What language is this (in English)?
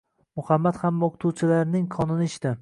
Uzbek